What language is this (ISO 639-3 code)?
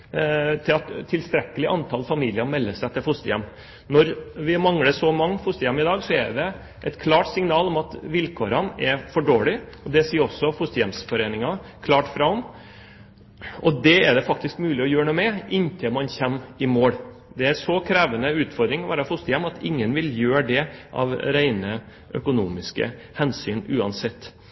nob